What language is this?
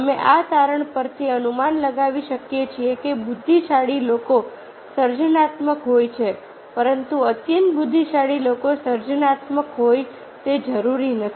Gujarati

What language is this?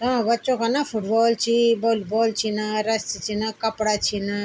Garhwali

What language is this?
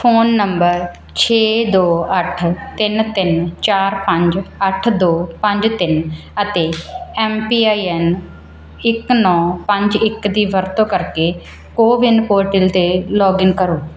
Punjabi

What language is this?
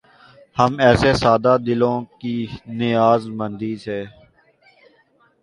Urdu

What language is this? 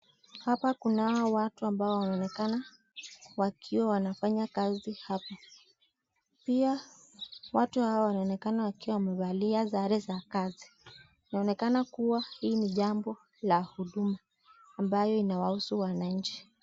Swahili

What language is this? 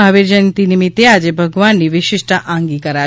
Gujarati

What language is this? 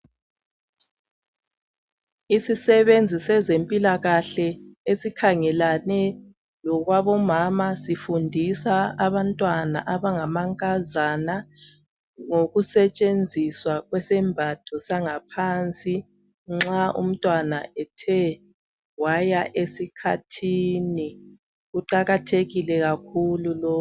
North Ndebele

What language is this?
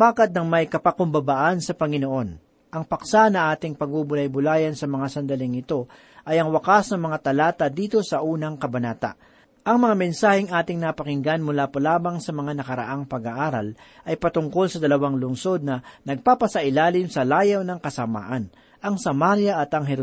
Filipino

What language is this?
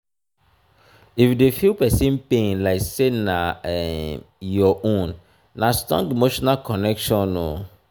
Nigerian Pidgin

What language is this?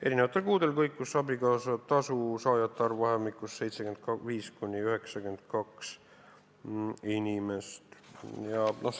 Estonian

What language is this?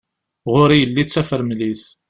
Kabyle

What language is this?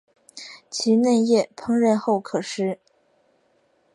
Chinese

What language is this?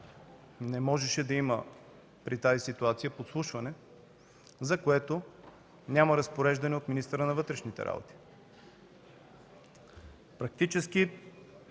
Bulgarian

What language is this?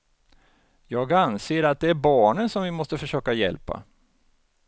Swedish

